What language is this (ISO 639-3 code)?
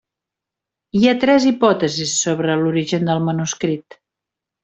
cat